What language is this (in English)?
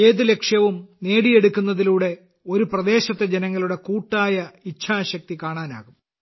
Malayalam